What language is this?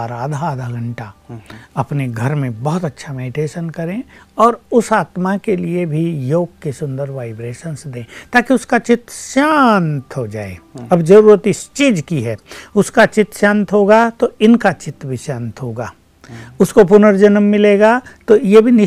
Hindi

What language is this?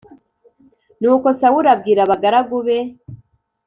Kinyarwanda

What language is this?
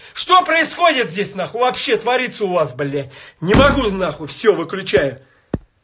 Russian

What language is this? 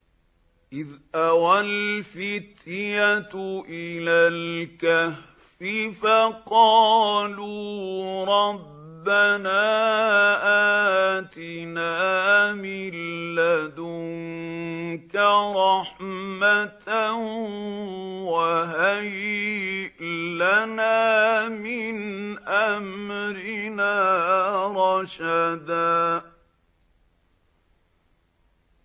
Arabic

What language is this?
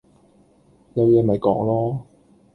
Cantonese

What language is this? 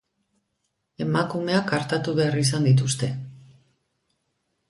Basque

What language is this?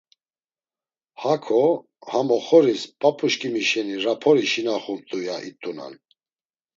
Laz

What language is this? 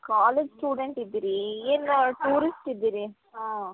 Kannada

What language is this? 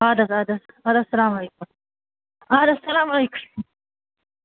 Kashmiri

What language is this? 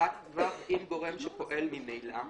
Hebrew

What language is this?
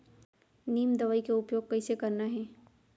Chhattisgarhi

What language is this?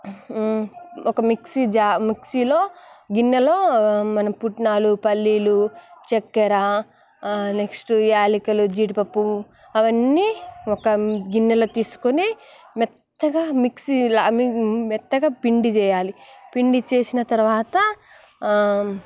Telugu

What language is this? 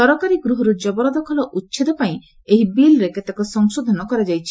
Odia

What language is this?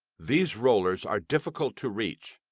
English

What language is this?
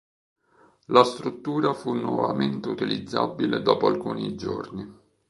Italian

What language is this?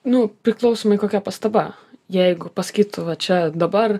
Lithuanian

